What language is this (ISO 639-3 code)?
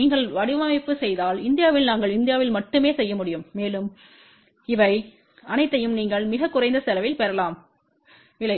tam